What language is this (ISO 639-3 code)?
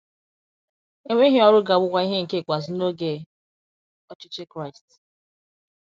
ibo